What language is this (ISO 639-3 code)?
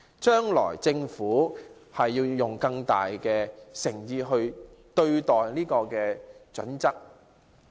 yue